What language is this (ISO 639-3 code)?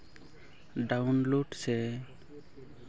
sat